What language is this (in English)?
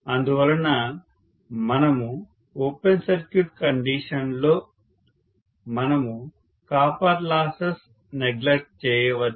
Telugu